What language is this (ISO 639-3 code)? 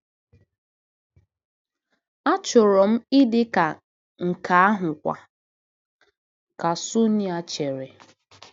ibo